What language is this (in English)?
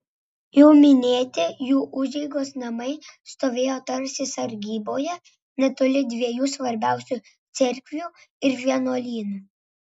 Lithuanian